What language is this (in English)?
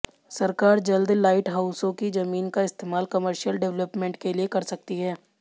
Hindi